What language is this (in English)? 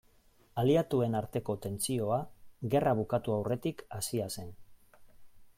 Basque